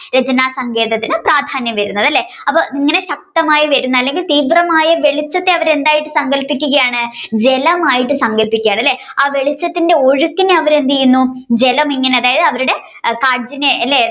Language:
Malayalam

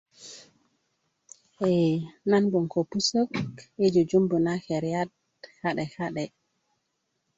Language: Kuku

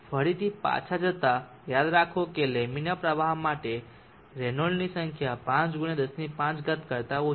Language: Gujarati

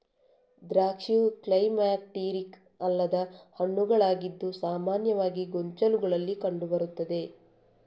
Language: Kannada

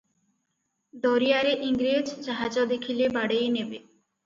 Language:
Odia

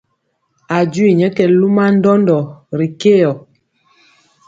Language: Mpiemo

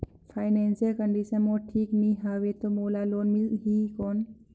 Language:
Chhattisgarhi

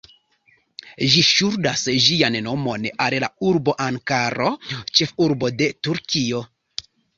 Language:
Esperanto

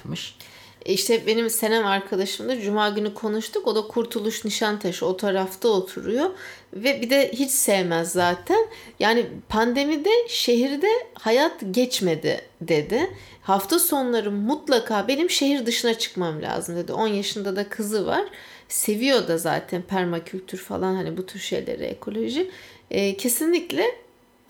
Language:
Turkish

